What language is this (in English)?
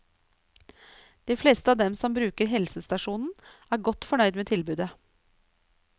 Norwegian